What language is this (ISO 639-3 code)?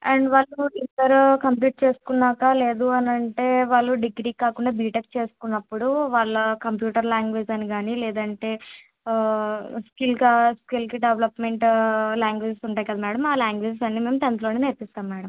tel